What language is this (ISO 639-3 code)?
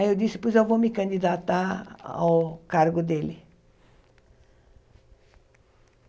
por